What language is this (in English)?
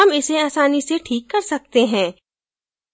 Hindi